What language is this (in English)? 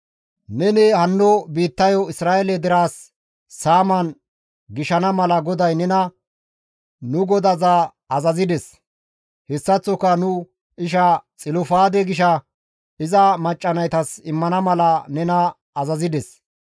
Gamo